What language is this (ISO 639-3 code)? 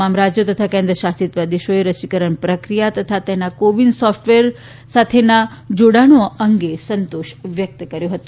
guj